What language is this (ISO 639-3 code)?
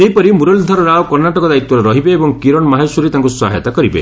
ori